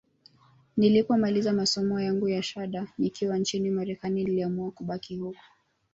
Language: Swahili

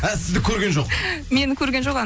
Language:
Kazakh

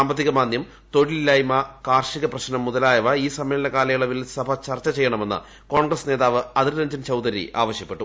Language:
Malayalam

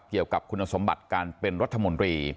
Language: Thai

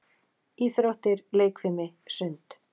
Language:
Icelandic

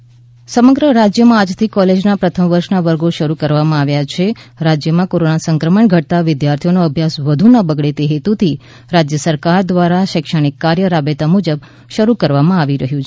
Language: Gujarati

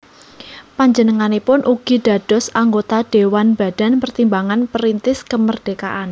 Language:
Javanese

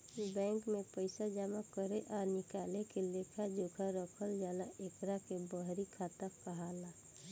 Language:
Bhojpuri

